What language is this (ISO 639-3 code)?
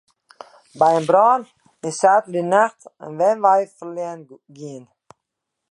fry